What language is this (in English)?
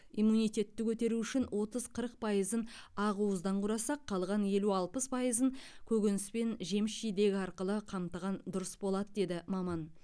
Kazakh